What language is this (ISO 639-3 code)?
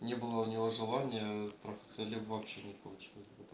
rus